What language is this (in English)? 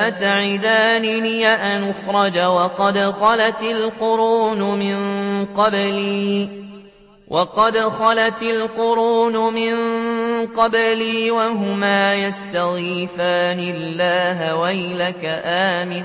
Arabic